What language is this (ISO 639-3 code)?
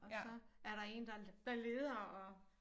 dan